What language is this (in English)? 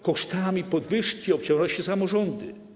Polish